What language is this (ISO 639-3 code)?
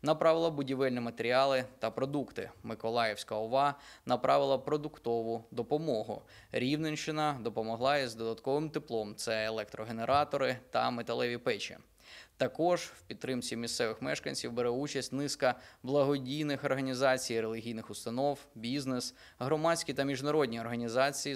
ukr